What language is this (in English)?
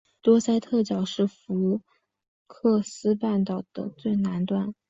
Chinese